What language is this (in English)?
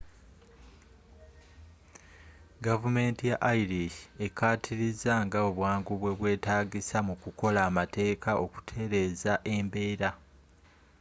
Ganda